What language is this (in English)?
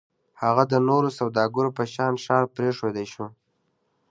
Pashto